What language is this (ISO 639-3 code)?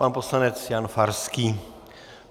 ces